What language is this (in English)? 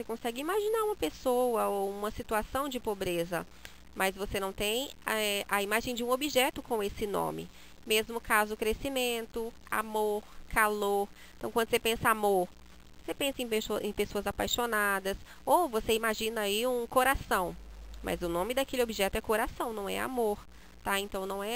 Portuguese